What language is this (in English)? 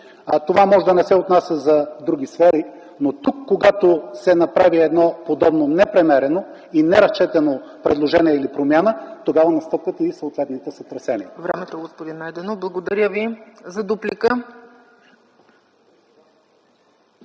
Bulgarian